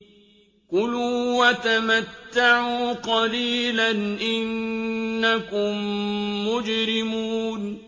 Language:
Arabic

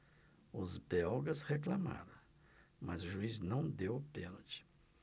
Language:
Portuguese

